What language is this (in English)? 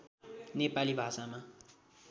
Nepali